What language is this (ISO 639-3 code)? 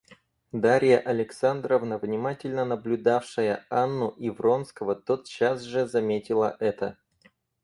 rus